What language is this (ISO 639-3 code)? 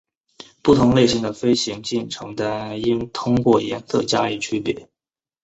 zho